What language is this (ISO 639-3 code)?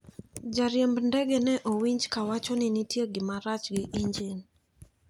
luo